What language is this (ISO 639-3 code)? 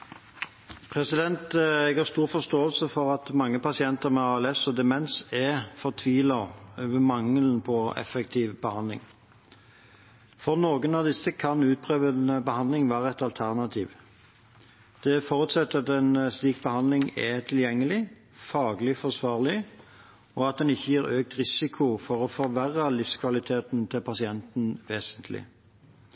nob